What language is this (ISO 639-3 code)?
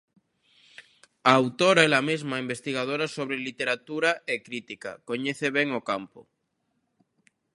glg